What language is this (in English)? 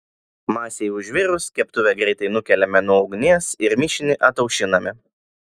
Lithuanian